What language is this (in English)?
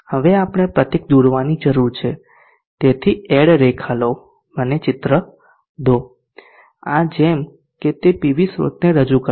Gujarati